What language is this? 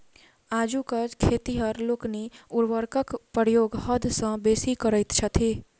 Maithili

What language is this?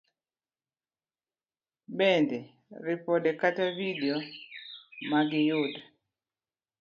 Luo (Kenya and Tanzania)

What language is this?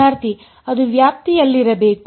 Kannada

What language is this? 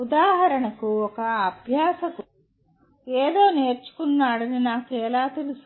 Telugu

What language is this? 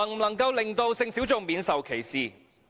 Cantonese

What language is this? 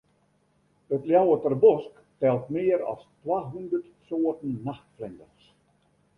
Western Frisian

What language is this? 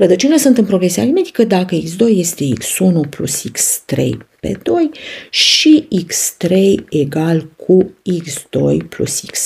Romanian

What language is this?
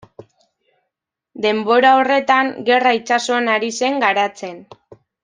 Basque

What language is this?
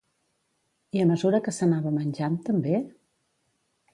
Catalan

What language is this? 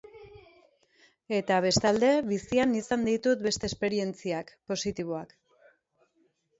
Basque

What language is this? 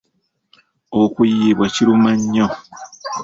Ganda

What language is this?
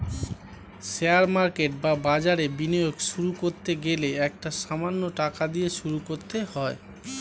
Bangla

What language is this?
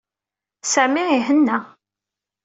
Kabyle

